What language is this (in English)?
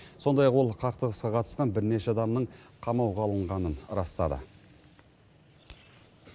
Kazakh